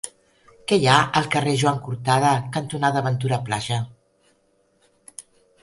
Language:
Catalan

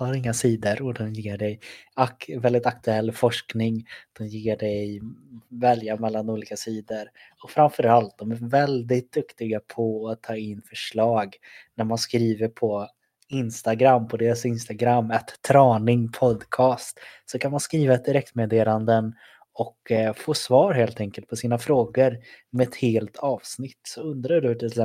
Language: Swedish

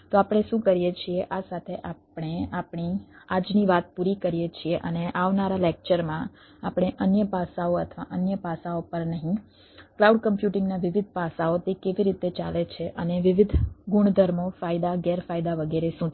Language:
Gujarati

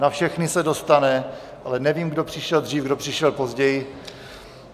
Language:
Czech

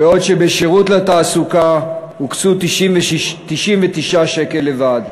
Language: Hebrew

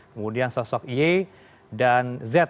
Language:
Indonesian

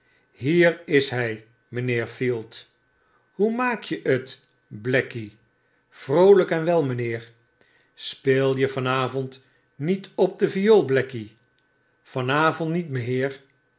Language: Dutch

